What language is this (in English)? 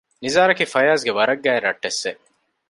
Divehi